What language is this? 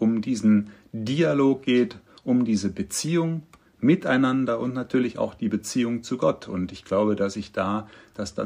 German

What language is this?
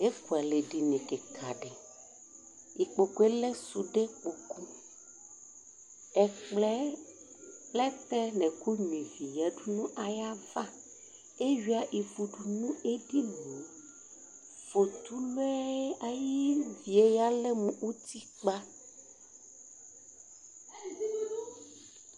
Ikposo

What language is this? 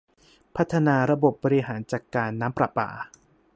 Thai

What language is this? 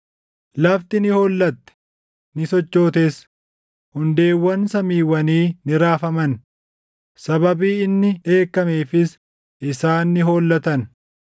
Oromo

